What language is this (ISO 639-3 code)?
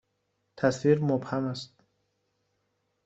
fas